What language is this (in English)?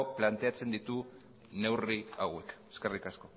Basque